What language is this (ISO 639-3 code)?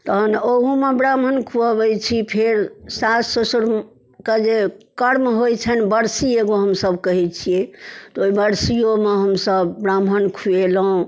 mai